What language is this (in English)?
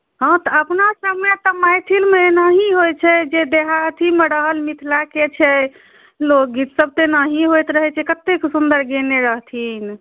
Maithili